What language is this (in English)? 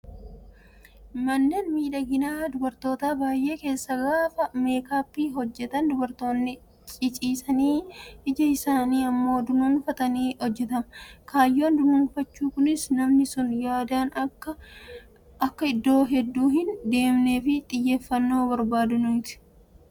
Oromo